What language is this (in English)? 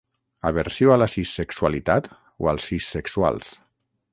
Catalan